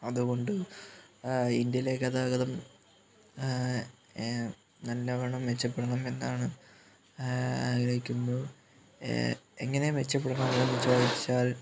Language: Malayalam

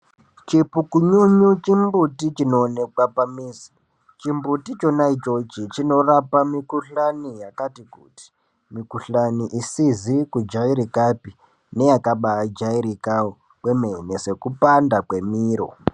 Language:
Ndau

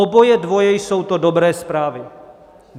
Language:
Czech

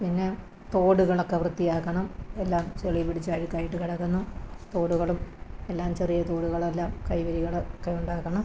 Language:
Malayalam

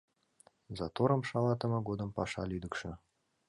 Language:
Mari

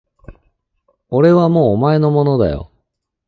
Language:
Japanese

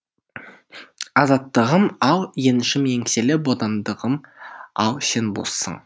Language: Kazakh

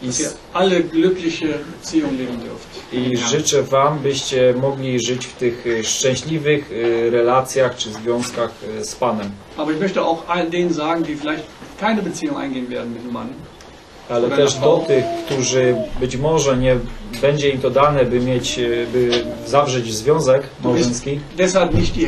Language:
Polish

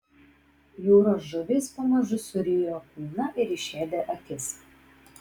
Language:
Lithuanian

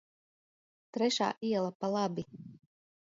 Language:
Latvian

